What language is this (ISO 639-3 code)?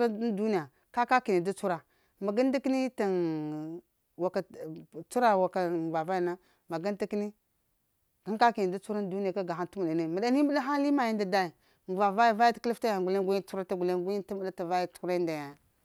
hia